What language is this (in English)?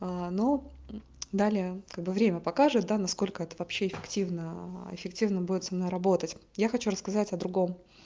Russian